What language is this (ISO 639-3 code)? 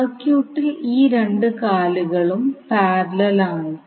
mal